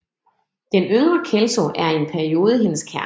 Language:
Danish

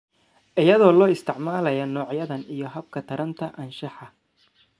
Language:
Somali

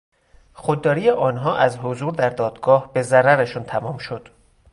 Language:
Persian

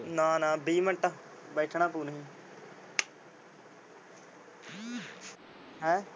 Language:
Punjabi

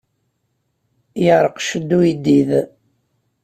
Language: Kabyle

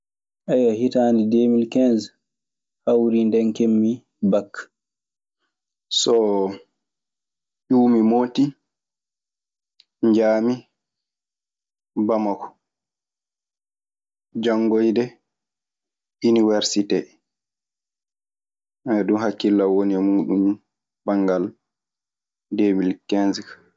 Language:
Maasina Fulfulde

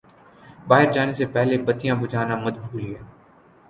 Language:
Urdu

